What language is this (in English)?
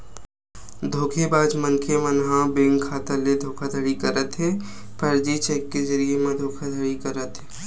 Chhattisgarhi